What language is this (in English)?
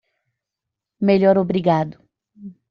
Portuguese